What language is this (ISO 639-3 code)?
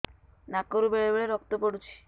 ori